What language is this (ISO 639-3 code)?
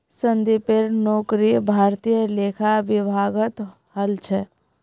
mag